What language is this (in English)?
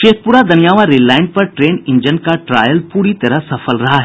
Hindi